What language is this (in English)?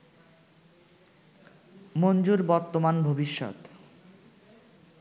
Bangla